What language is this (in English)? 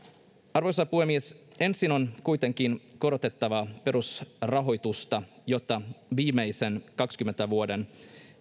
Finnish